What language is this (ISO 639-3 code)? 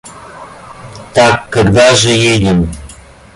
rus